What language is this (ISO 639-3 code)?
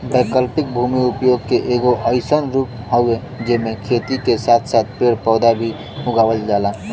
bho